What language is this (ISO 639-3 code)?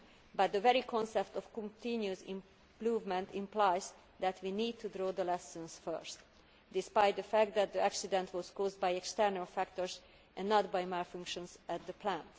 eng